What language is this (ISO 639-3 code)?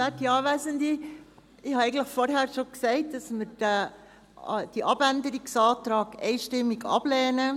gsw